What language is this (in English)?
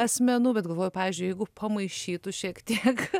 Lithuanian